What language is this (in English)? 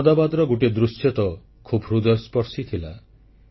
Odia